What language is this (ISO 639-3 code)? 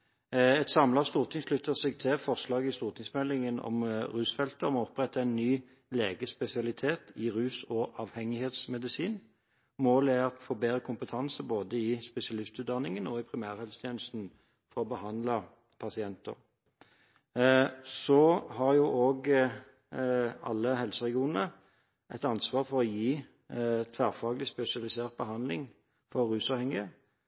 nob